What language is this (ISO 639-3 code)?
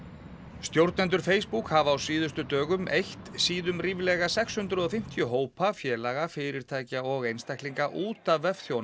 isl